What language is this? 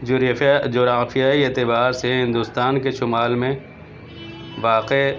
Urdu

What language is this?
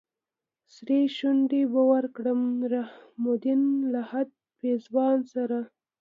Pashto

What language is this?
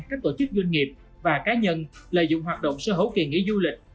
Vietnamese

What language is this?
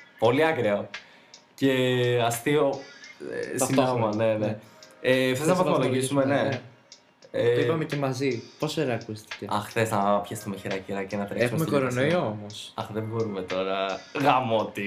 Greek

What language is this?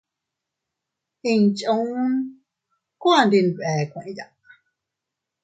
Teutila Cuicatec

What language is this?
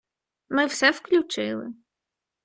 Ukrainian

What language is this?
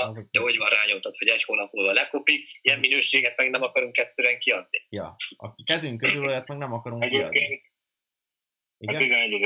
Hungarian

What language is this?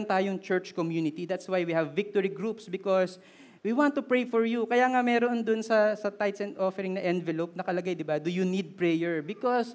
Filipino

